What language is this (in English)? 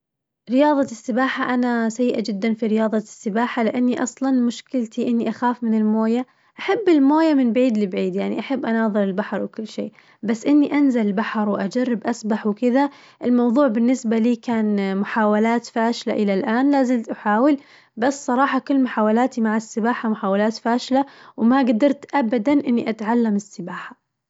Najdi Arabic